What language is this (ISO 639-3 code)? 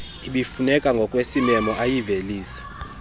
xho